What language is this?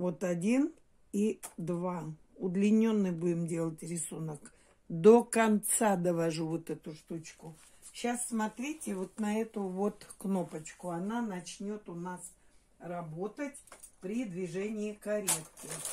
Russian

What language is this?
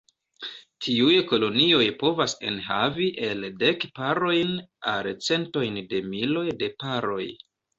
Esperanto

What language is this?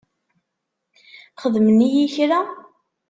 Kabyle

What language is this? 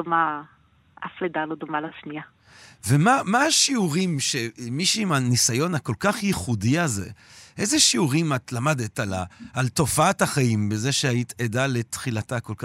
Hebrew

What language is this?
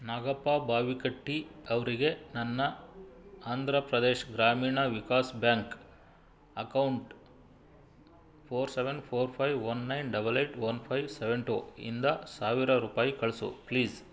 Kannada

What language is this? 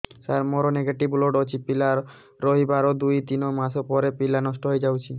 Odia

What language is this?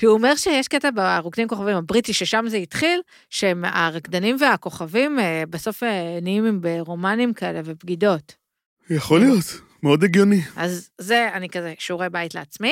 Hebrew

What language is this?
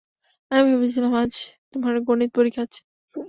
Bangla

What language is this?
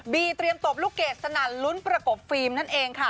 Thai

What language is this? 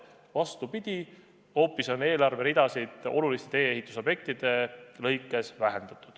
Estonian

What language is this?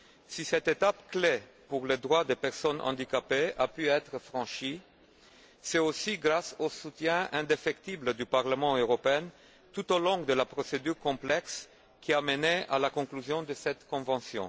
French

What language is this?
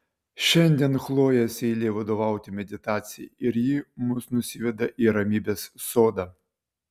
Lithuanian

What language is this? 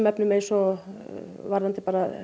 Icelandic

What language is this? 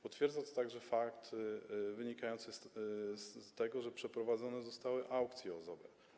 Polish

